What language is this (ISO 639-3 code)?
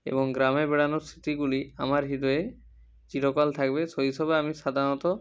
ben